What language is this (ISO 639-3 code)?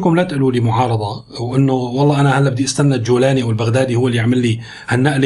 ara